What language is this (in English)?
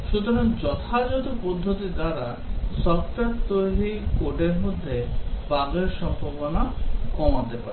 Bangla